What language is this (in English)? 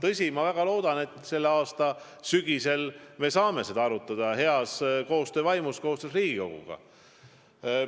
Estonian